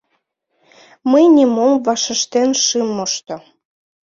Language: Mari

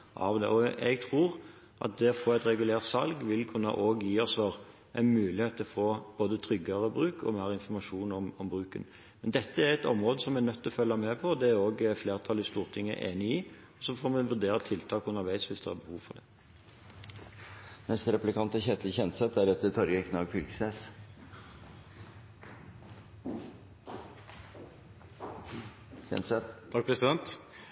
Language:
Norwegian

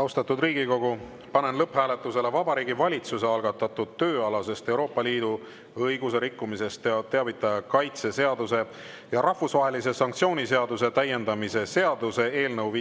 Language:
Estonian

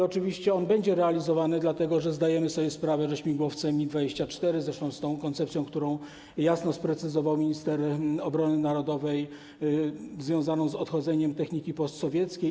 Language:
Polish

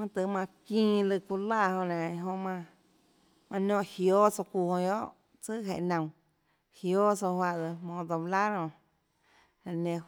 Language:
Tlacoatzintepec Chinantec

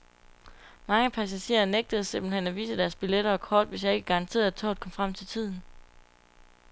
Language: Danish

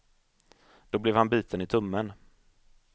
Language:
Swedish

